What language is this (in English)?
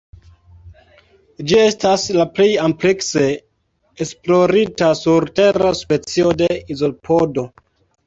Esperanto